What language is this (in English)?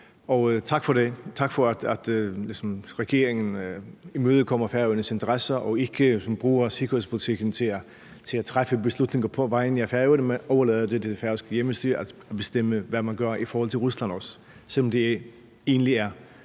Danish